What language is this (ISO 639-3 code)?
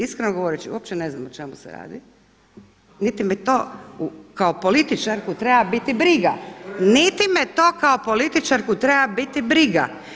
hrv